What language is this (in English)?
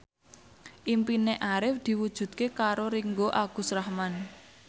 Javanese